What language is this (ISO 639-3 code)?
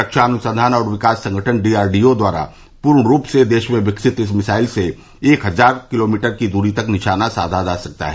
hin